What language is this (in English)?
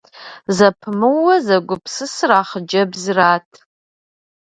Kabardian